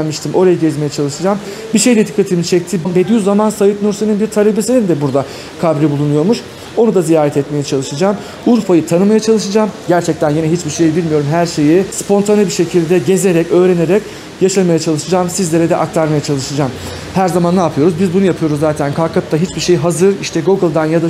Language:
Turkish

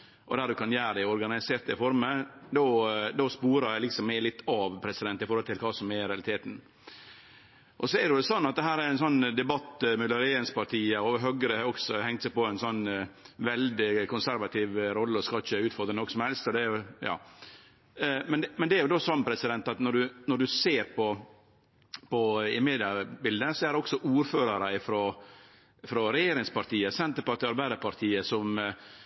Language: Norwegian Nynorsk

